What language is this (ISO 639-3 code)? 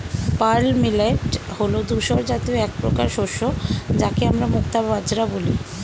ben